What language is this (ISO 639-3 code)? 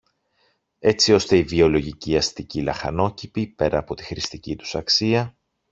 ell